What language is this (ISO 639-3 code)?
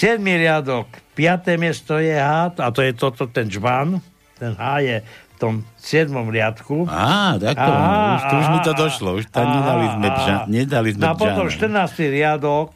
slk